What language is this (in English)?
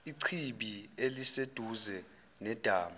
Zulu